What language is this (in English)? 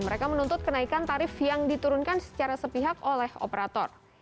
Indonesian